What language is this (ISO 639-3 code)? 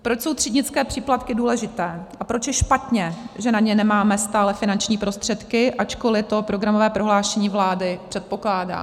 ces